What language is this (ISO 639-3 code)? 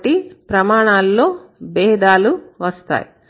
tel